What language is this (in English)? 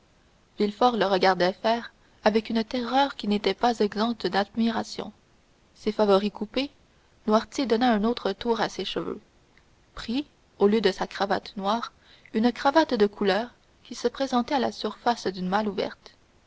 French